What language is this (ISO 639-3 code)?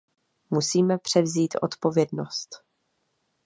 ces